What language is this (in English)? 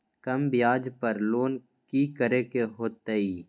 Magahi